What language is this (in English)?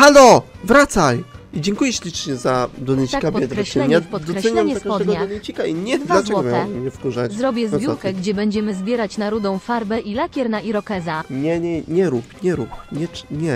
Polish